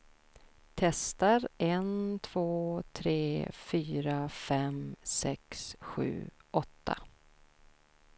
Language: Swedish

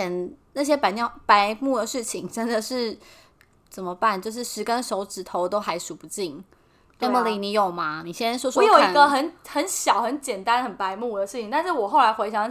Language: Chinese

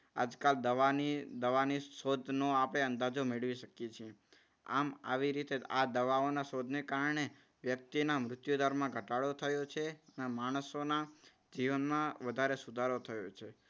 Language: Gujarati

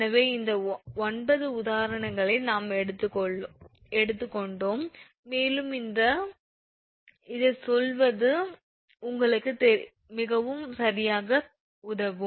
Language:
Tamil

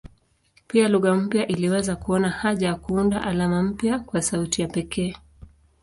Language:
Swahili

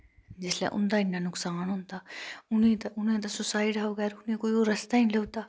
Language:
Dogri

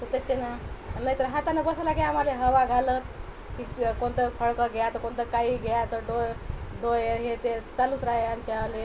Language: Marathi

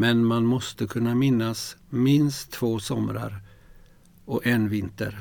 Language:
Swedish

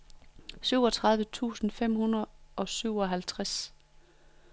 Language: Danish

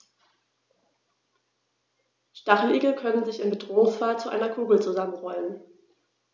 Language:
German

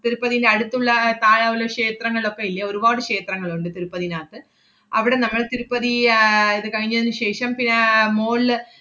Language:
Malayalam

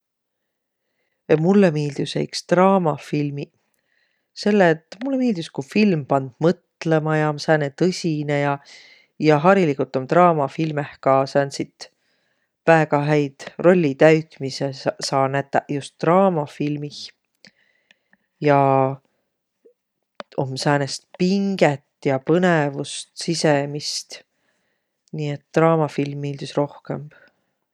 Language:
Võro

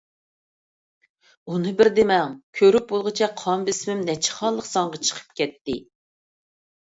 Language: Uyghur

